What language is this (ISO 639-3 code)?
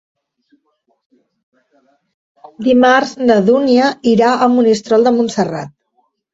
cat